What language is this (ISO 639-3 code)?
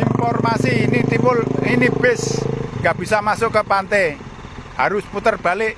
ind